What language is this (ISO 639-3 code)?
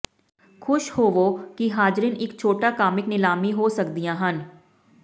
pan